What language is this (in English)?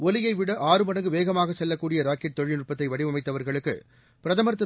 Tamil